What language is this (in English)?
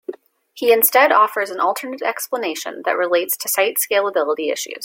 English